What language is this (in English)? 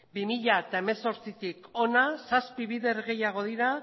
Basque